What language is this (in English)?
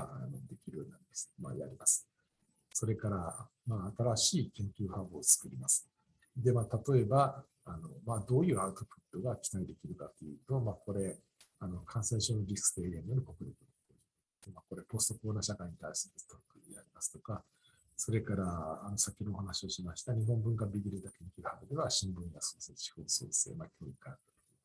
Japanese